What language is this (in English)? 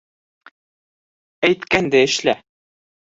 Bashkir